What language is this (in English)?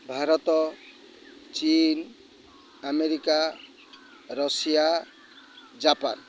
Odia